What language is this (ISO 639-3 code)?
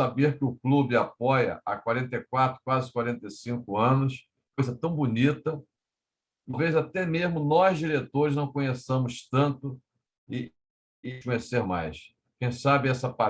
por